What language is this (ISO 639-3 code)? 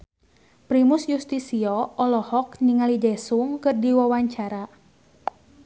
sun